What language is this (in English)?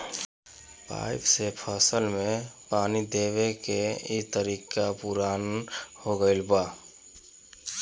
Bhojpuri